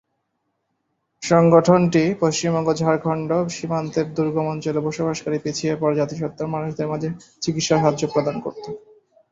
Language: Bangla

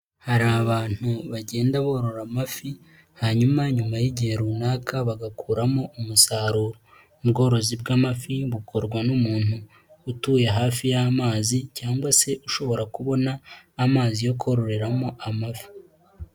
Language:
Kinyarwanda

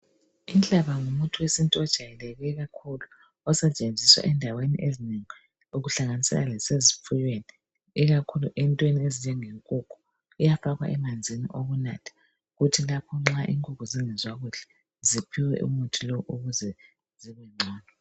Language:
North Ndebele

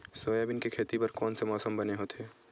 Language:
Chhattisgarhi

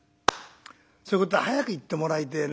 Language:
Japanese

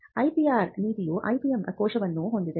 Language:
Kannada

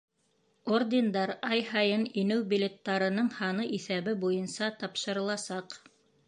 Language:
Bashkir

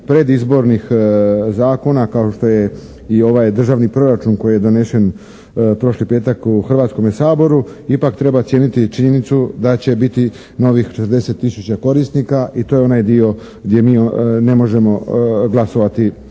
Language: Croatian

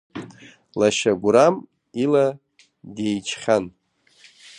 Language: Abkhazian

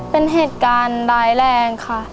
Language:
Thai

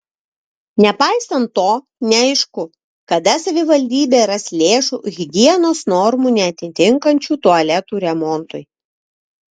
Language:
Lithuanian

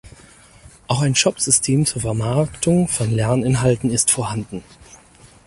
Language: German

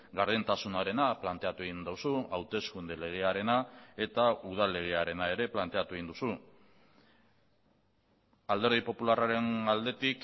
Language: Basque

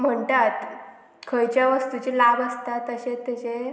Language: Konkani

